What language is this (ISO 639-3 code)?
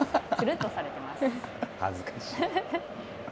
jpn